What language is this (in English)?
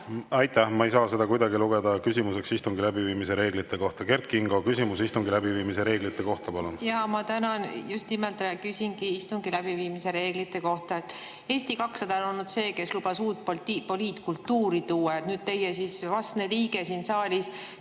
Estonian